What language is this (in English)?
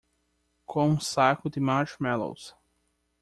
Portuguese